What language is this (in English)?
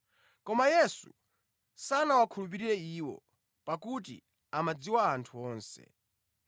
Nyanja